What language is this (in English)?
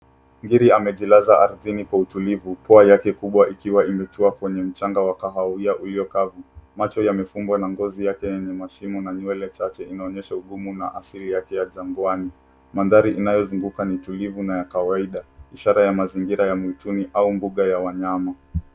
Swahili